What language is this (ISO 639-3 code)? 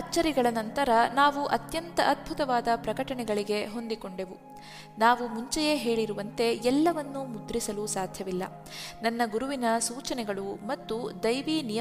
kan